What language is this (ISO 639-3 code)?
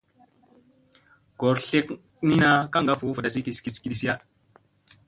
mse